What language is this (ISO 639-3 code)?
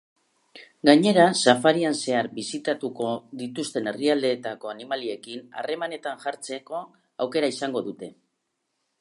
eus